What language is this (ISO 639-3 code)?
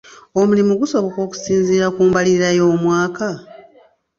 lug